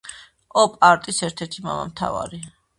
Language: Georgian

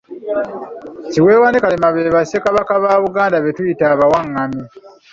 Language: Ganda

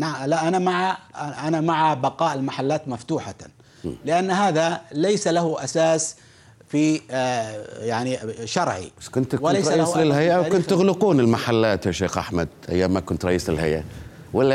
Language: Arabic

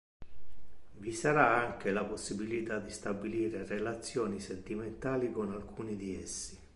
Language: Italian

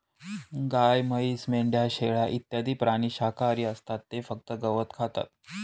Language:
Marathi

